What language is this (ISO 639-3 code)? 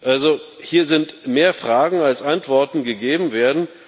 deu